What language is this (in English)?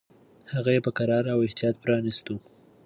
Pashto